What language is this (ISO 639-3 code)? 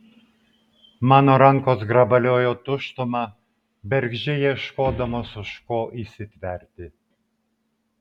lit